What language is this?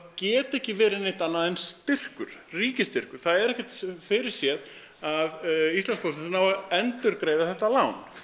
Icelandic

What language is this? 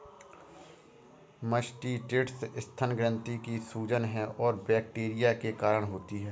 Hindi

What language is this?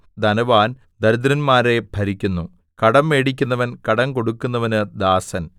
Malayalam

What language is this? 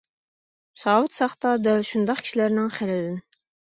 Uyghur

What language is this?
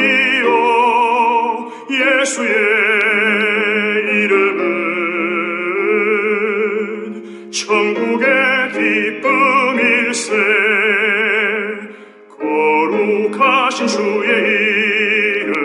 Romanian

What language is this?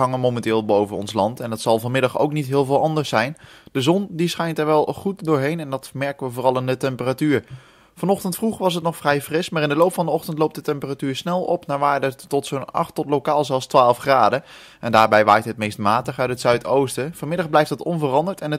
Dutch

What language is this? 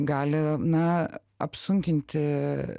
Lithuanian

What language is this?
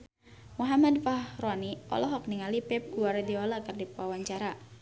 Sundanese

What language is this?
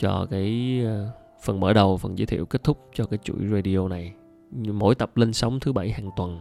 Vietnamese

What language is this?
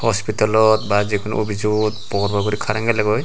Chakma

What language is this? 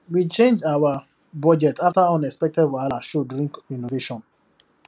Nigerian Pidgin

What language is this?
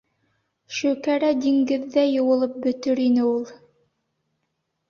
Bashkir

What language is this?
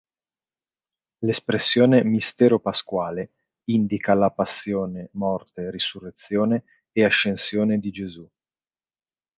Italian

